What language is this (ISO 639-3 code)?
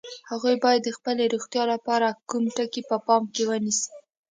pus